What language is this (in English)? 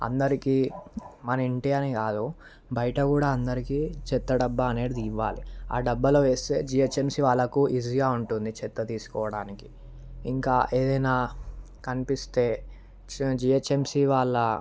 Telugu